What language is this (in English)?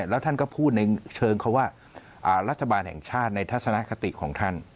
Thai